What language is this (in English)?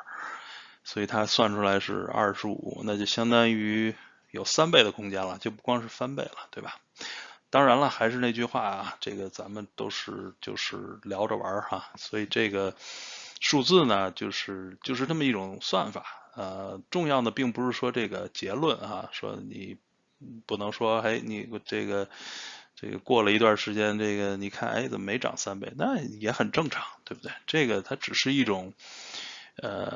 Chinese